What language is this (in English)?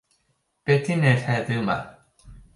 Welsh